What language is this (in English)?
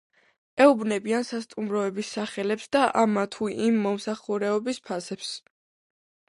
Georgian